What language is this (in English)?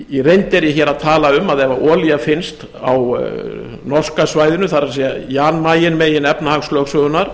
Icelandic